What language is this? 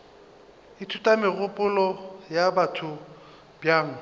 Northern Sotho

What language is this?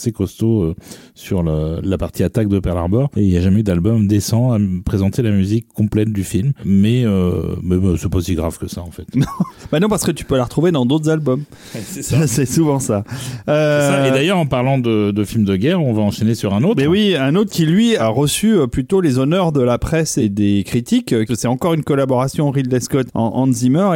French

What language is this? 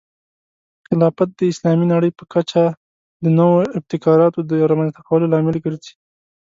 Pashto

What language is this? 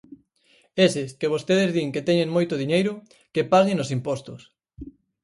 Galician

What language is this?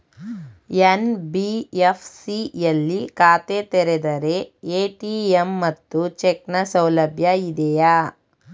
Kannada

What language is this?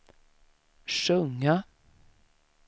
Swedish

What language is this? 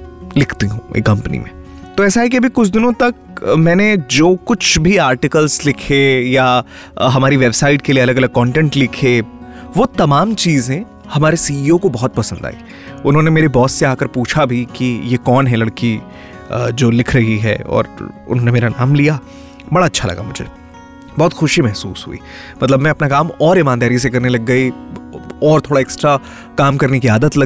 Hindi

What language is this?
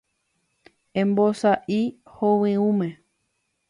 Guarani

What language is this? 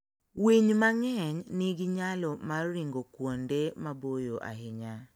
Luo (Kenya and Tanzania)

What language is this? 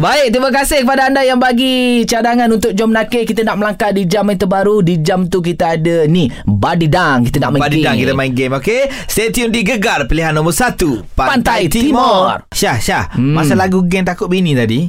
Malay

